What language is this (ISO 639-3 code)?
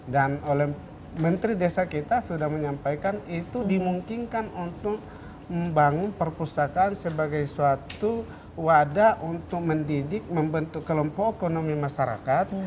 ind